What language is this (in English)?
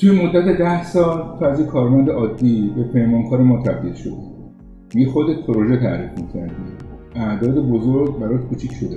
Persian